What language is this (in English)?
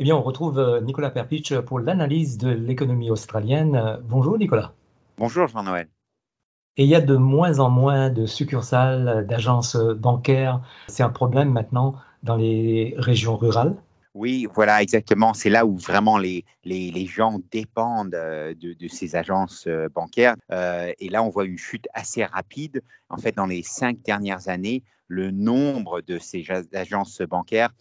French